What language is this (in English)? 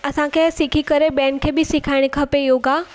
Sindhi